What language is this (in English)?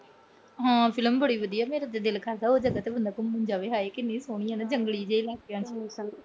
Punjabi